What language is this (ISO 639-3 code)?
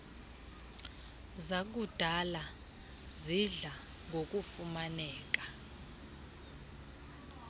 xho